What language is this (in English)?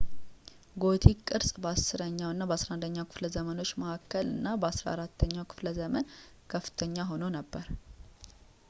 Amharic